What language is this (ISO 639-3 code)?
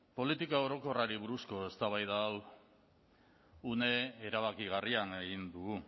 eus